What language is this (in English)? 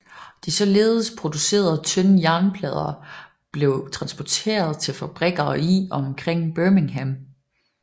Danish